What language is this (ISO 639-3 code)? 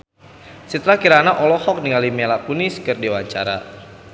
sun